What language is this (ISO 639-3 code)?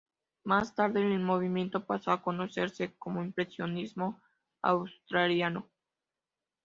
spa